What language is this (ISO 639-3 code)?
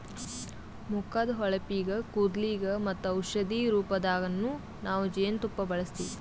kan